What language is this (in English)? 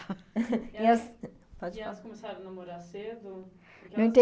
Portuguese